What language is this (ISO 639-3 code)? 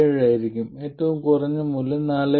mal